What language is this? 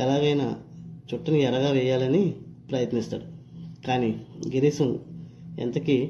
Telugu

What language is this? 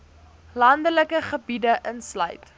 Afrikaans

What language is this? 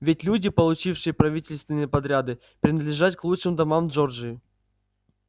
Russian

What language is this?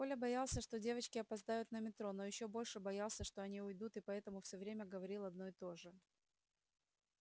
Russian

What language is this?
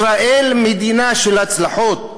Hebrew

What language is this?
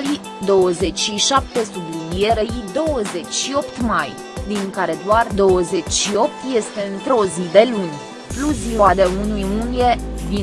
Romanian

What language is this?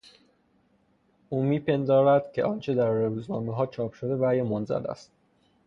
Persian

